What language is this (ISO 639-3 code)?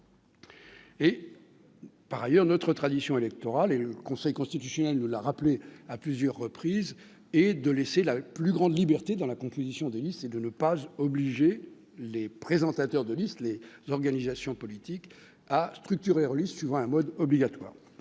fra